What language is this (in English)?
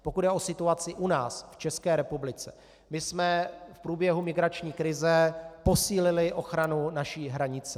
Czech